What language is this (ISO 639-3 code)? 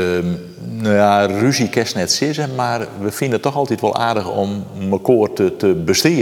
nld